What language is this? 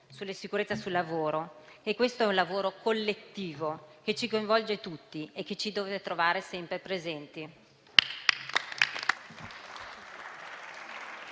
Italian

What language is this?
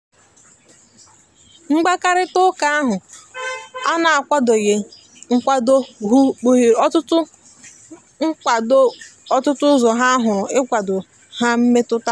Igbo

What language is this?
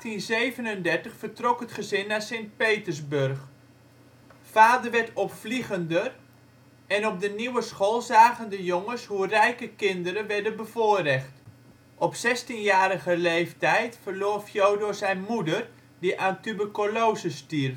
Dutch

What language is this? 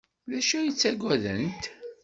Kabyle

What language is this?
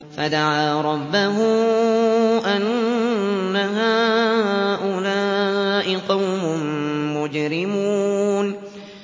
Arabic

